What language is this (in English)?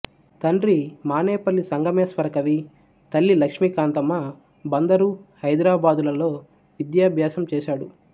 Telugu